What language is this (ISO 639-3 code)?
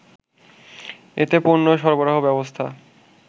ben